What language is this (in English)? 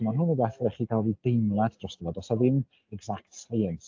Welsh